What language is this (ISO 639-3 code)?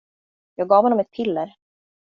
swe